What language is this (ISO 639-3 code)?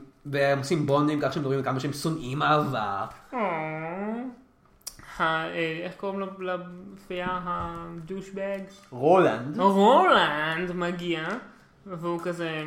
heb